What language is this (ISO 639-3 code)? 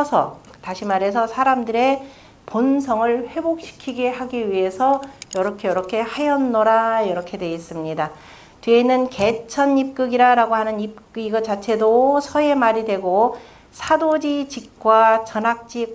kor